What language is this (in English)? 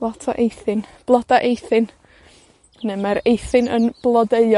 Welsh